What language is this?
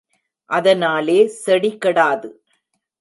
Tamil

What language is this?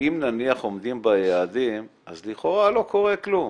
Hebrew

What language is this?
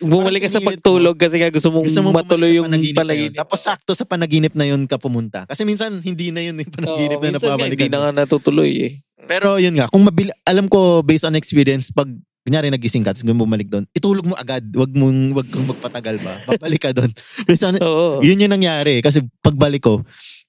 Filipino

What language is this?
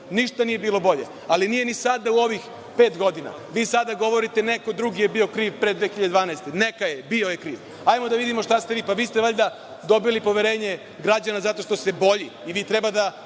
Serbian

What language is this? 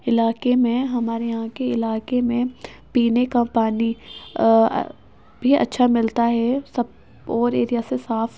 Urdu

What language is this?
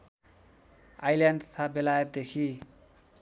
Nepali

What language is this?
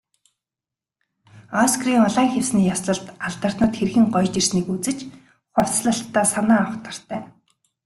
Mongolian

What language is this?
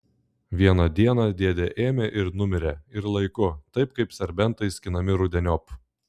Lithuanian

